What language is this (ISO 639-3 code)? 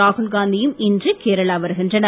tam